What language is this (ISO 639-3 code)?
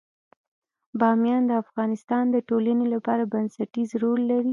pus